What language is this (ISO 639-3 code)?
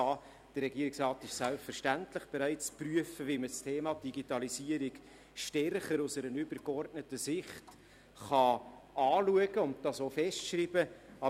gsw